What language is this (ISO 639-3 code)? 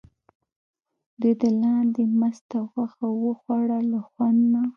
pus